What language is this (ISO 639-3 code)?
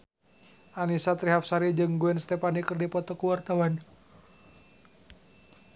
sun